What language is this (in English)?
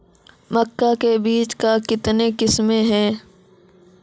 Maithili